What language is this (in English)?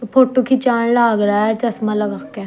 Haryanvi